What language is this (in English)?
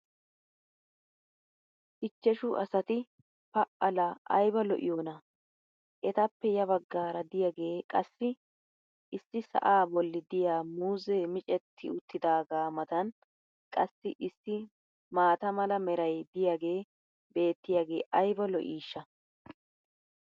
Wolaytta